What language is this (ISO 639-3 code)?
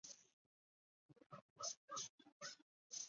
zho